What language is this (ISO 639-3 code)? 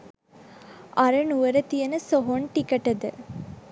sin